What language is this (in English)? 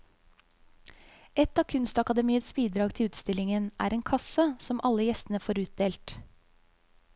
Norwegian